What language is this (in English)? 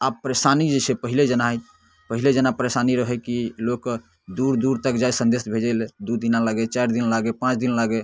Maithili